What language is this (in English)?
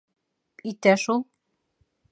Bashkir